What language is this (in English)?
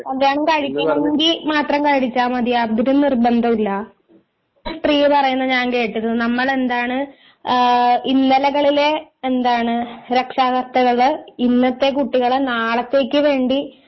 Malayalam